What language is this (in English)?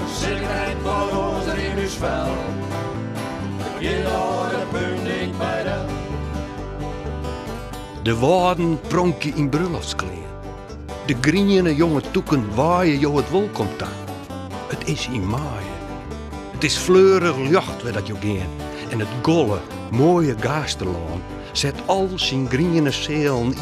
Dutch